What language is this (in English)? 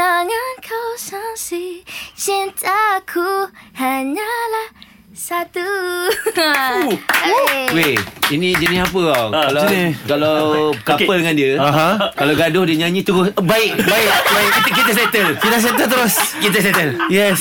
Malay